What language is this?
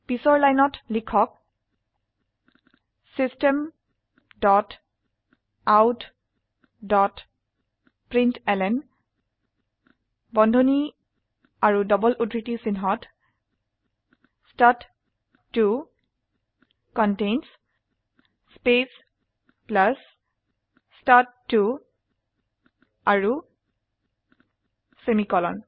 Assamese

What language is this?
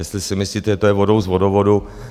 Czech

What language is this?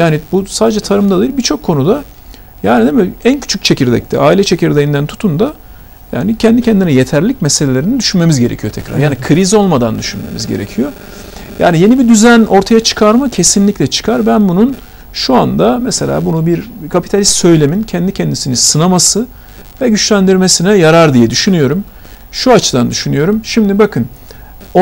Turkish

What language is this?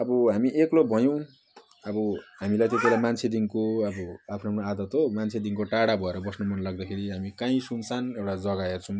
Nepali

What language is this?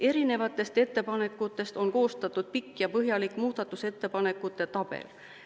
Estonian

